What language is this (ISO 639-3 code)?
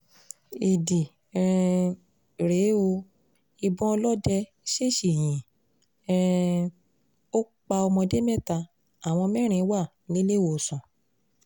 yor